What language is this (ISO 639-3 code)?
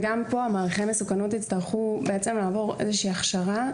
heb